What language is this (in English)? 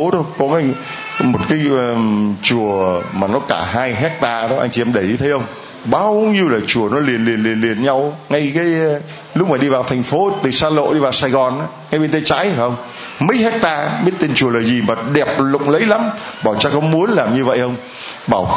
Vietnamese